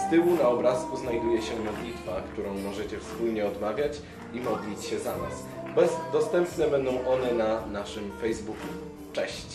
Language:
Polish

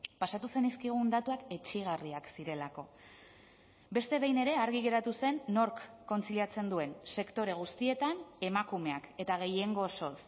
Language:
Basque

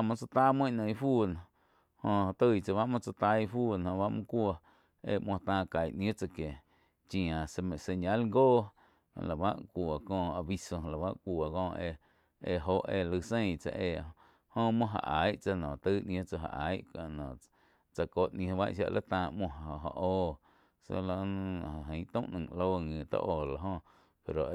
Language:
Quiotepec Chinantec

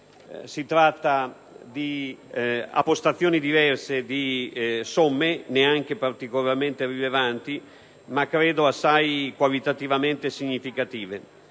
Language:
Italian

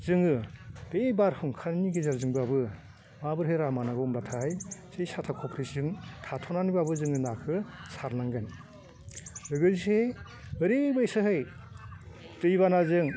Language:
Bodo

